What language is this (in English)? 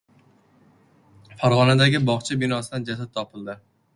Uzbek